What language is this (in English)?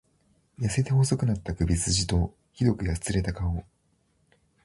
Japanese